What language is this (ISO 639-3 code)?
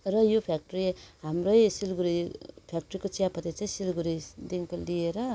nep